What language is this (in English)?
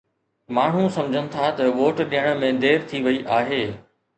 Sindhi